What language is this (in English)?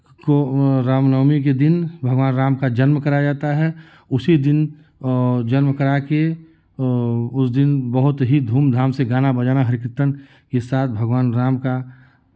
Hindi